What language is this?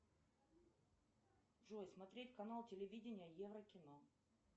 Russian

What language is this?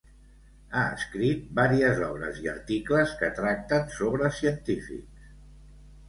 Catalan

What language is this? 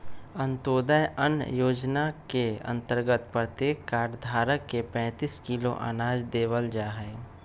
Magahi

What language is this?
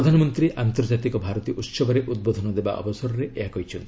Odia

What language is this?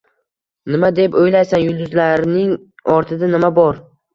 Uzbek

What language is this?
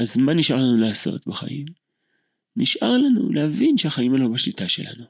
Hebrew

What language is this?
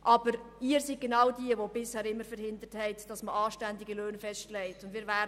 Swiss German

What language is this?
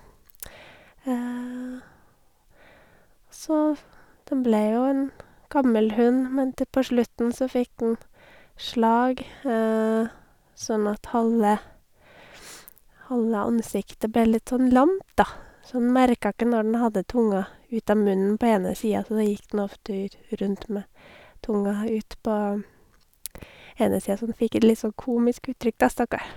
Norwegian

